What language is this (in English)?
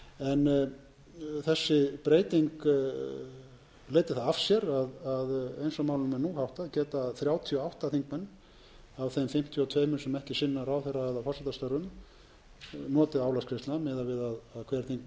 Icelandic